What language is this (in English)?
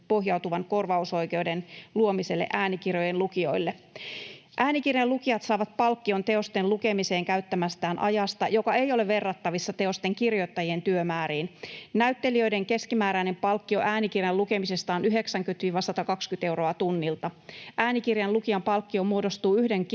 Finnish